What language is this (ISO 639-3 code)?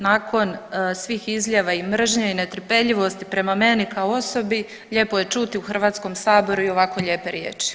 hrv